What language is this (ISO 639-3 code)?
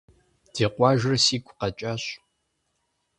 kbd